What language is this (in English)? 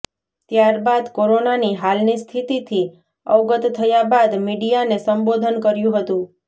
Gujarati